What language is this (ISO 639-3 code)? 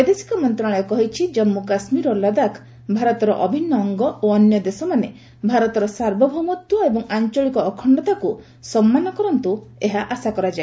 ori